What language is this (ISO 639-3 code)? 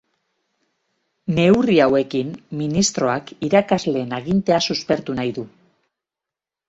eus